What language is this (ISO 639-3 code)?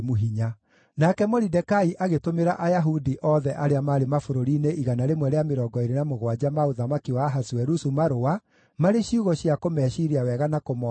kik